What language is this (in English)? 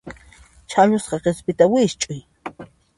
Puno Quechua